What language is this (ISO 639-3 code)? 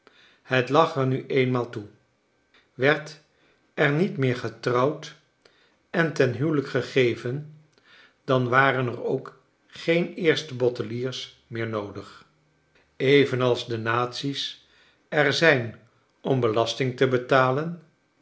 nld